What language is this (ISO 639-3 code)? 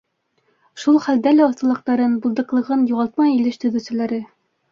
bak